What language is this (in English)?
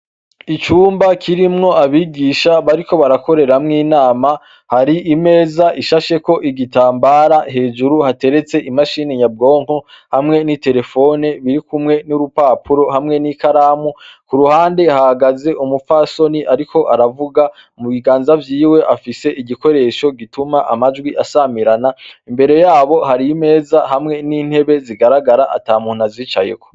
Rundi